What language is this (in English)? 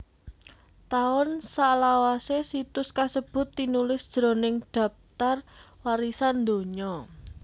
Javanese